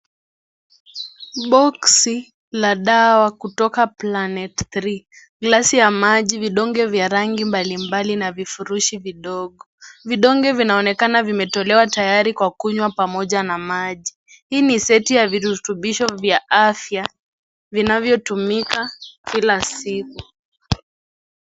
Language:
Swahili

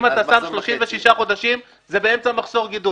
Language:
Hebrew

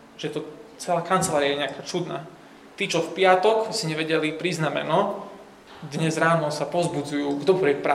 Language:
Slovak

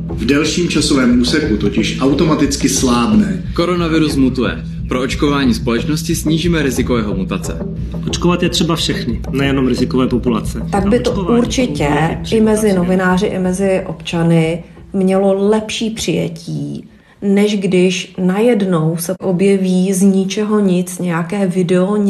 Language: Czech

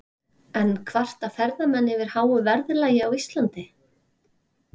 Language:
Icelandic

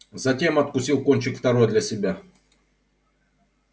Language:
Russian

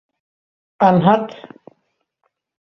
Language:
Bashkir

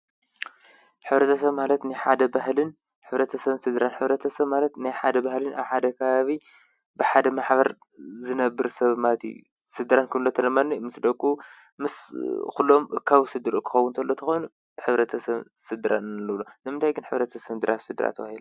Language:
Tigrinya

